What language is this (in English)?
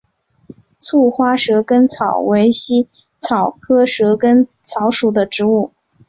Chinese